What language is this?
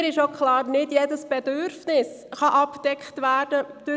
Swiss German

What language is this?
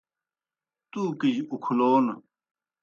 Kohistani Shina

